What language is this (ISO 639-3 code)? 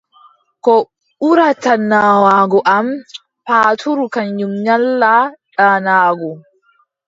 fub